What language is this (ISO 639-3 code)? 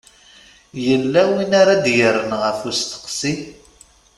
kab